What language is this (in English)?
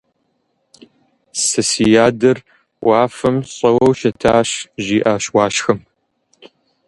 Kabardian